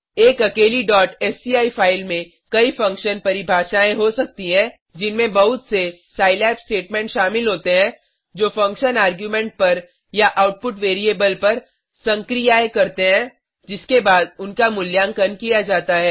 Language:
Hindi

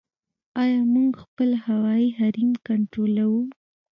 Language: Pashto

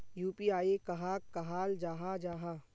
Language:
Magahi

